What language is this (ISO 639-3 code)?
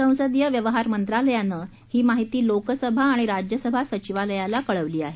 mar